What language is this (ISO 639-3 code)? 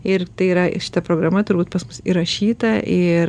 lit